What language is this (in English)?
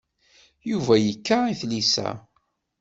Kabyle